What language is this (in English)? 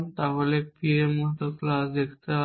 Bangla